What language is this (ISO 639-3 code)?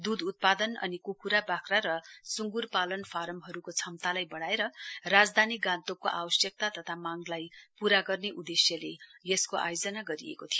nep